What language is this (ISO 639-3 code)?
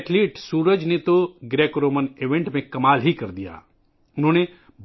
urd